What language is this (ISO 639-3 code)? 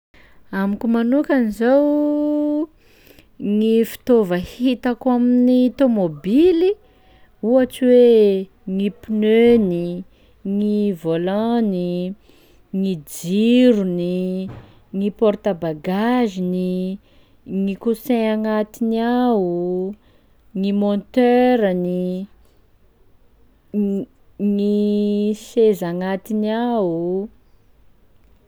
skg